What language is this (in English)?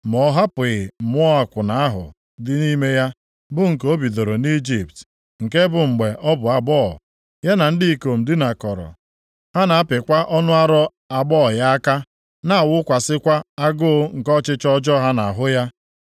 Igbo